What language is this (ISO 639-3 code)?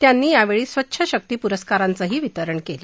mar